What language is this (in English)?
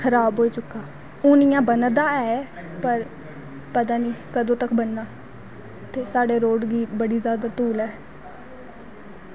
Dogri